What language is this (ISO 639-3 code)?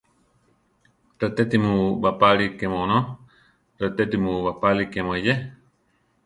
tar